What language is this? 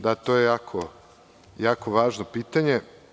Serbian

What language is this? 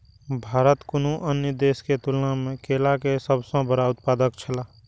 Maithili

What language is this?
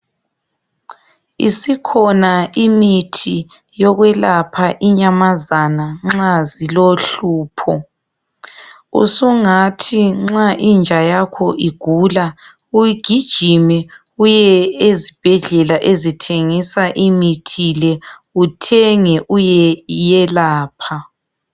North Ndebele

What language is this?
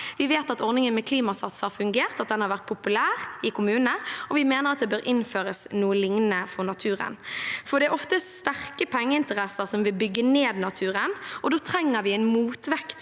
Norwegian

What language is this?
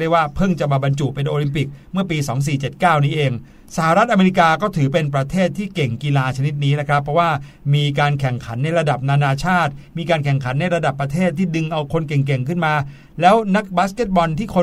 Thai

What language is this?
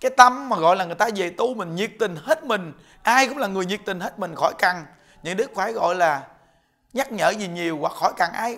Vietnamese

